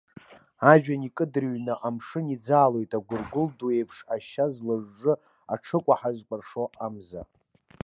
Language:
Abkhazian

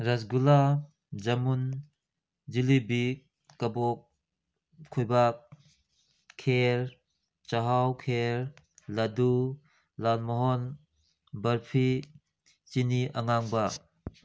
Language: Manipuri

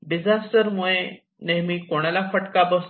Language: Marathi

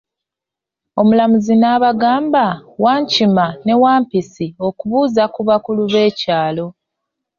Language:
Ganda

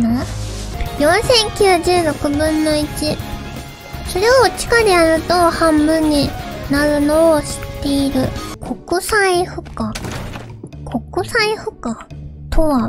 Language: Japanese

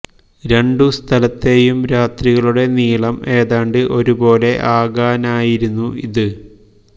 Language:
Malayalam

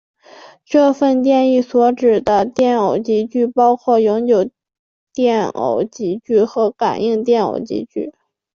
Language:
Chinese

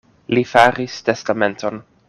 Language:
Esperanto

